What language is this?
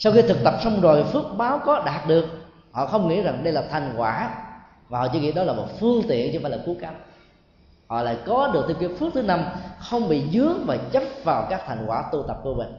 Vietnamese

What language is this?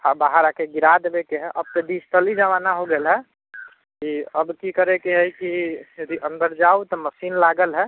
Maithili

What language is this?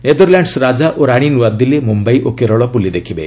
Odia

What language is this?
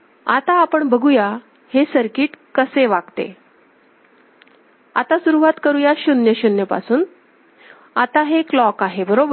Marathi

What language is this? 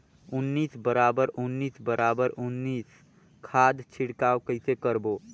Chhattisgarhi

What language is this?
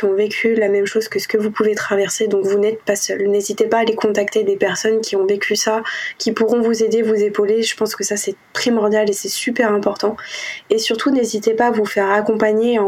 French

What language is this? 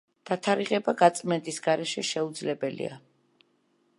Georgian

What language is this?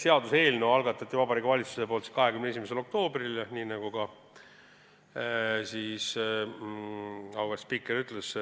Estonian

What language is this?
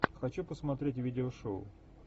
Russian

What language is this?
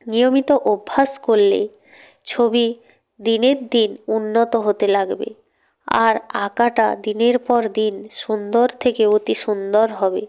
Bangla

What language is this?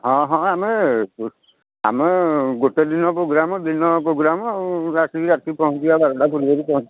Odia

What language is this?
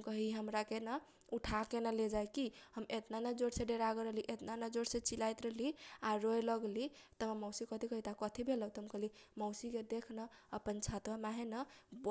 Kochila Tharu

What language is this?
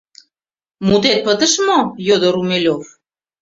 Mari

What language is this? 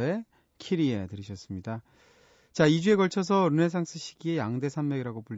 Korean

